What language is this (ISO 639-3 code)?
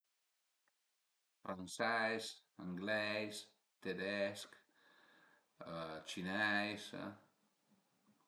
pms